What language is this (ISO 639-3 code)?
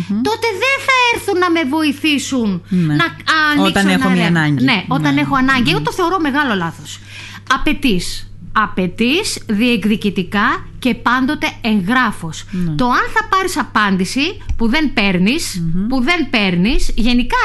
ell